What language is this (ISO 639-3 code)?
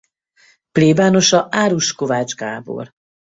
hun